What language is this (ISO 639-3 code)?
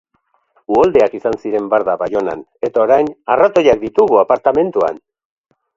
eus